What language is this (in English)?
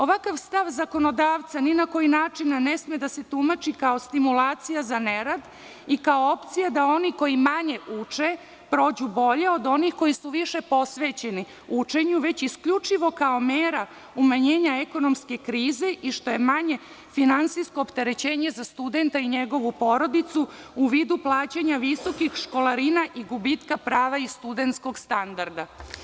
Serbian